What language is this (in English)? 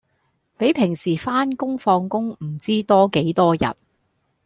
Cantonese